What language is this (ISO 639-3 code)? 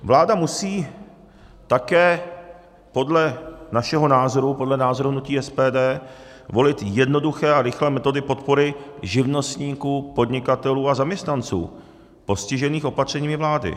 ces